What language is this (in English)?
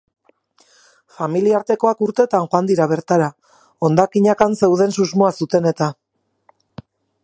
Basque